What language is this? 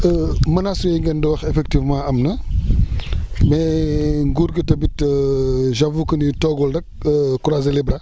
Wolof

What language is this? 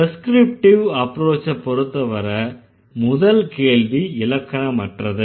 Tamil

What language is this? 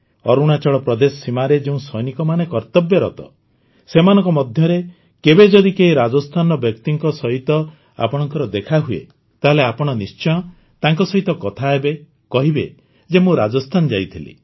Odia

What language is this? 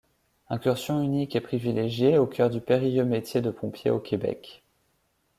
French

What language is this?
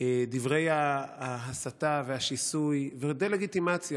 Hebrew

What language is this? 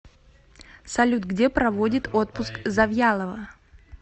Russian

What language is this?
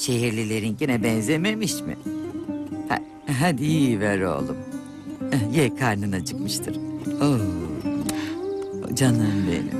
Turkish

